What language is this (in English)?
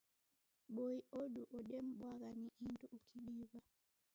Taita